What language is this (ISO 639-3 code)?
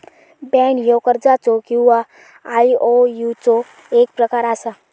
mar